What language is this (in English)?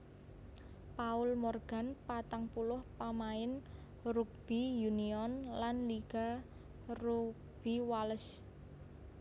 Javanese